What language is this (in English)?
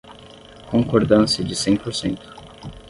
Portuguese